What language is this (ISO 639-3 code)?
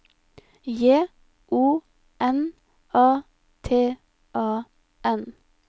nor